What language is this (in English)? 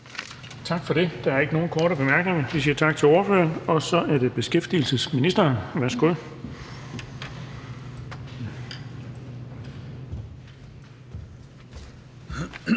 Danish